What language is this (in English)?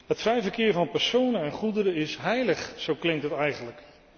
Dutch